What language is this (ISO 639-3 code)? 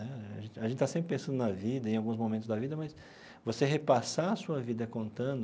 por